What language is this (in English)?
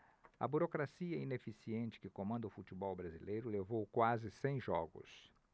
Portuguese